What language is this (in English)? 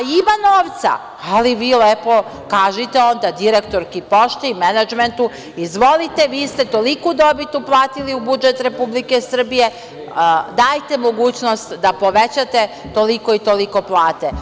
Serbian